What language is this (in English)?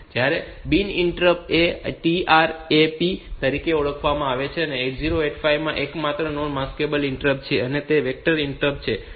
Gujarati